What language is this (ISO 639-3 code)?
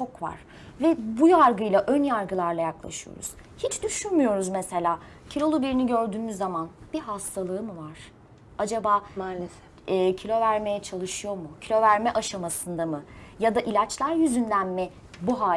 tur